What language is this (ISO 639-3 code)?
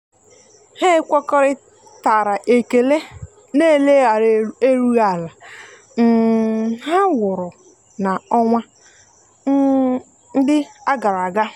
ibo